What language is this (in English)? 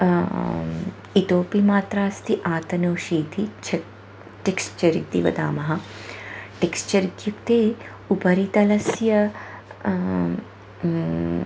Sanskrit